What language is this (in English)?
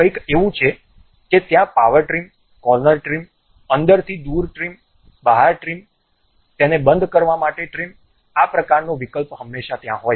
Gujarati